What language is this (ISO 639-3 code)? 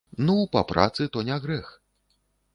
bel